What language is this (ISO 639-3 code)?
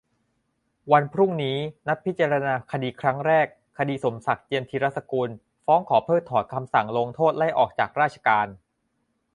tha